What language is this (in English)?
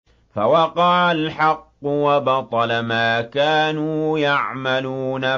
Arabic